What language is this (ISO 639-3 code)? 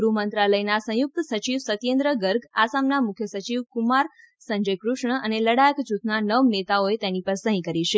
guj